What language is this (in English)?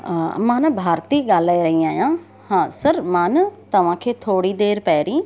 Sindhi